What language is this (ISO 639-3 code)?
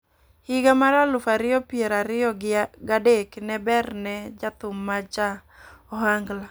luo